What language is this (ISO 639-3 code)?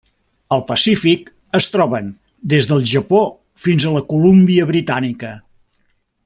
cat